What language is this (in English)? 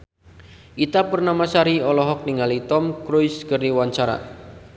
Sundanese